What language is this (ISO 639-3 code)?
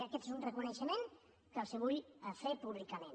cat